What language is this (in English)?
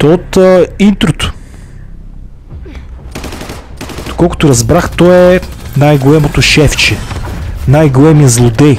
Bulgarian